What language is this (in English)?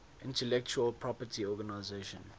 English